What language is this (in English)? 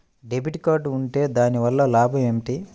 Telugu